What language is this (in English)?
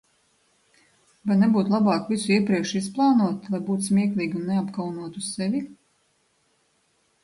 Latvian